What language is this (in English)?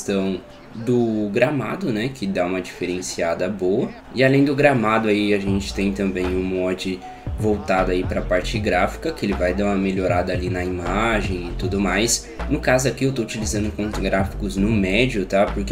Portuguese